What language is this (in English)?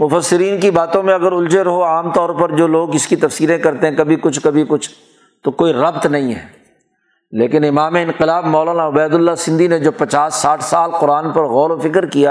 Urdu